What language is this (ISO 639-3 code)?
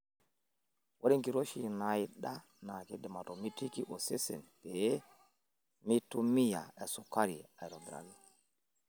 mas